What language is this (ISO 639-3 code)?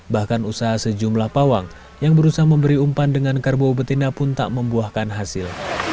ind